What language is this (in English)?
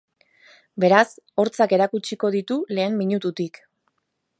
Basque